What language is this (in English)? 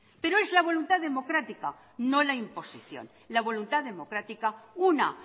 Spanish